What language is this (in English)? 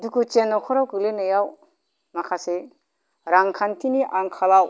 Bodo